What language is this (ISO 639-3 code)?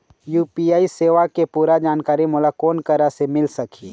hne